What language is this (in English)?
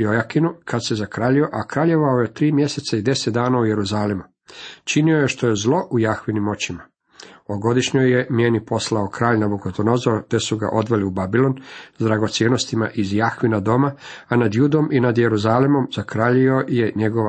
Croatian